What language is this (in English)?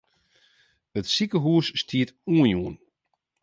Western Frisian